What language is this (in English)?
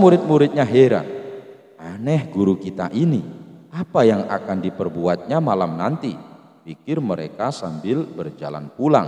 Indonesian